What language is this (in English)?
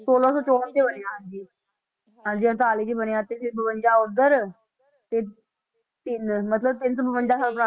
Punjabi